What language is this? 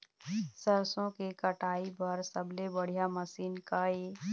Chhattisgarhi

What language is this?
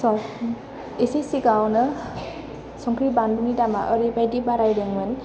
Bodo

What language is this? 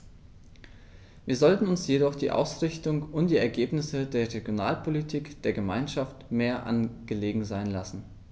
German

